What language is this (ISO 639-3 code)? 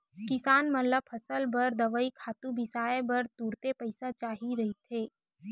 hne